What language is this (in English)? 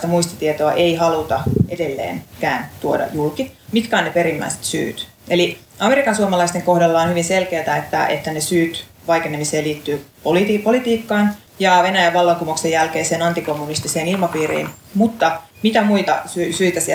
Finnish